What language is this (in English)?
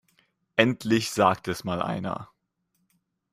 German